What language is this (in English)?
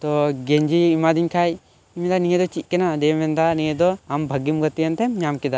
Santali